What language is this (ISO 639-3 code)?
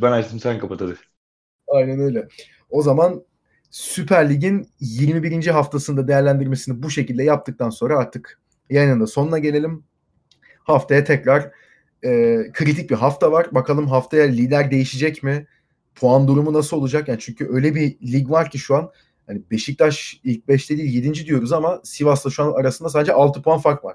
tur